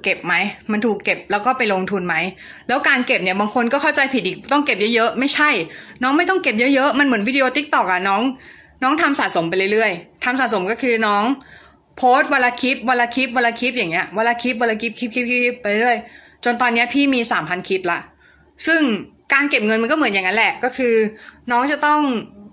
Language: Thai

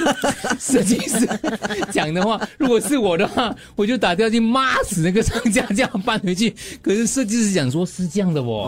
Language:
Chinese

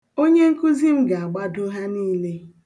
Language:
Igbo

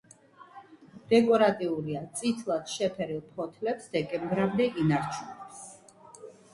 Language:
Georgian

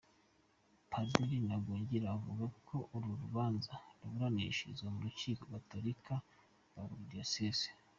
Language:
Kinyarwanda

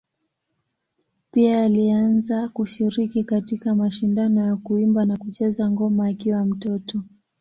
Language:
Swahili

